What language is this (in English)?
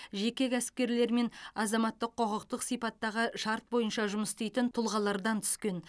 Kazakh